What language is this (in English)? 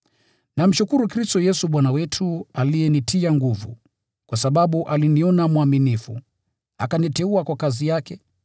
Swahili